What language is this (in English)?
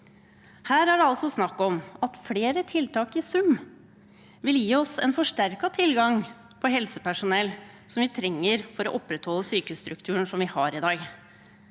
Norwegian